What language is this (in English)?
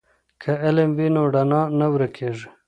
Pashto